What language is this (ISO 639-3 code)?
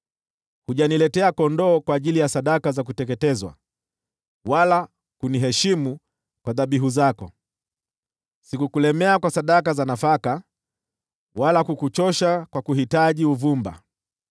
swa